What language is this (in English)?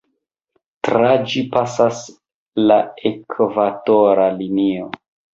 Esperanto